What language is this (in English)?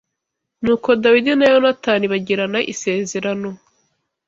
Kinyarwanda